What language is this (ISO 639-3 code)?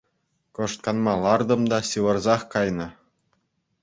chv